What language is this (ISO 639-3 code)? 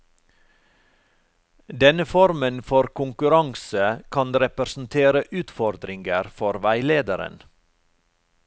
nor